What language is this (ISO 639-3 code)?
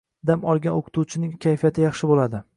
uzb